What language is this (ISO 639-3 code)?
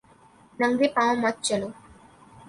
urd